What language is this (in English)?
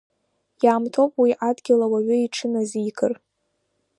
Abkhazian